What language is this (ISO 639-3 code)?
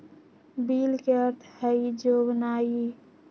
mag